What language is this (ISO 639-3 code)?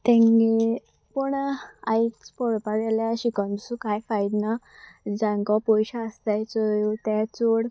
kok